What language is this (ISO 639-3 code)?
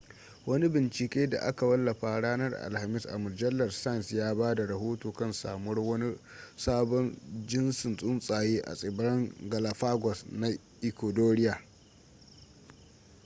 hau